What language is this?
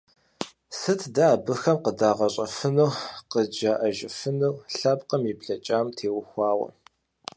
Kabardian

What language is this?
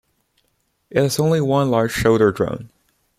English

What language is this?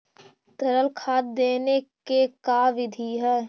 Magahi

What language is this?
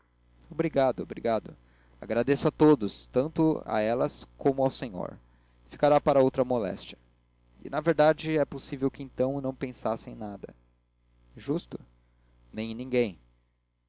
Portuguese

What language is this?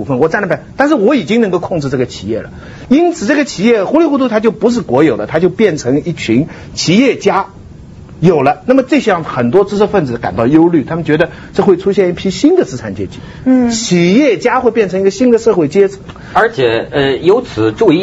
Chinese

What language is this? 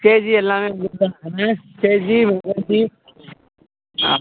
Tamil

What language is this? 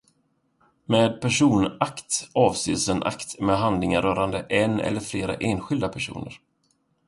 Swedish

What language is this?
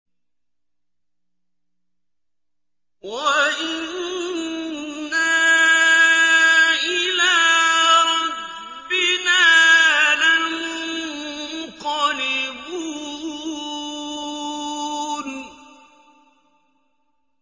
Arabic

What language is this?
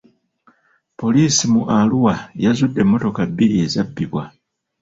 Ganda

